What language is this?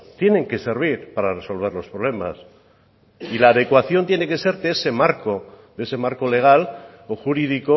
Spanish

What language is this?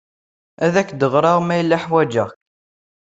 Kabyle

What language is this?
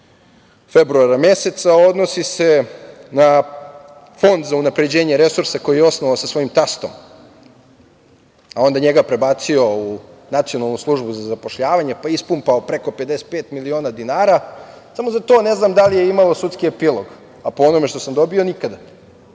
Serbian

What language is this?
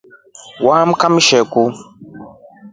Rombo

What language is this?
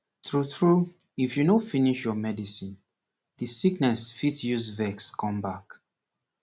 Nigerian Pidgin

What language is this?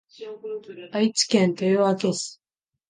Japanese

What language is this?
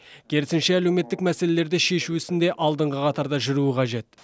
Kazakh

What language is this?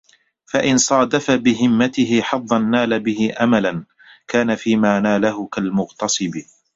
Arabic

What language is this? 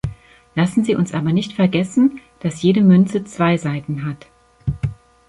German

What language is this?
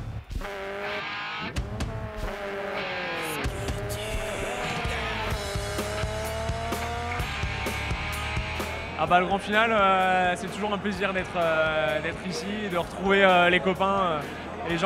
French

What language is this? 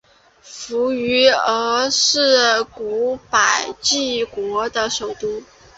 Chinese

